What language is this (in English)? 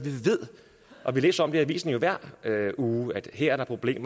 Danish